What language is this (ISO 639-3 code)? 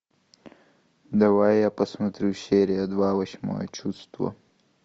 rus